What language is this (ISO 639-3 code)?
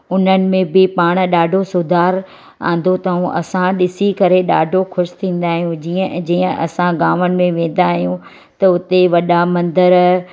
snd